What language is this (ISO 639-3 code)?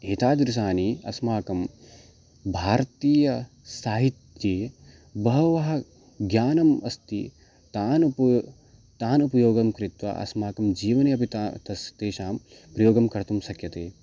san